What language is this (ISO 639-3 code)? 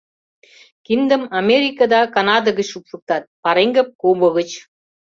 chm